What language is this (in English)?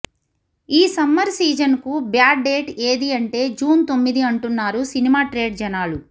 Telugu